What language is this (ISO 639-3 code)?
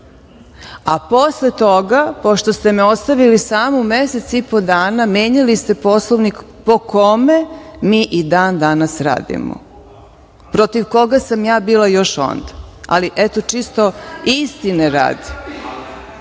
srp